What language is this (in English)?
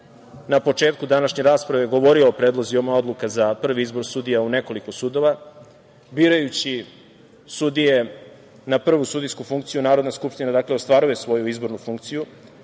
Serbian